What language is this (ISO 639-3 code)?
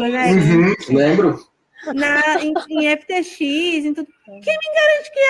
por